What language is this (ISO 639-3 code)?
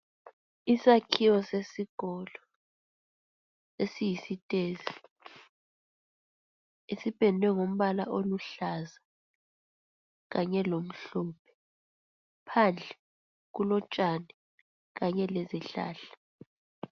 nde